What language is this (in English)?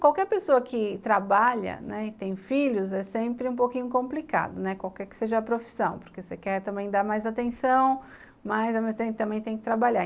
Portuguese